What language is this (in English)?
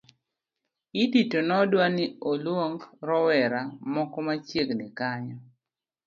Luo (Kenya and Tanzania)